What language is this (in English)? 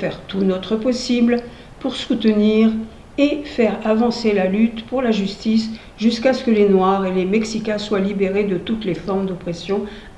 French